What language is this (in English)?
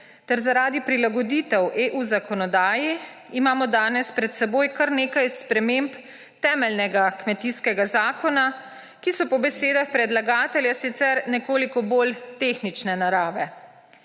Slovenian